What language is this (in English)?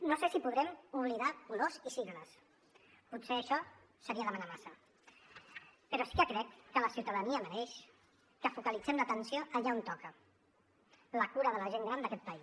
Catalan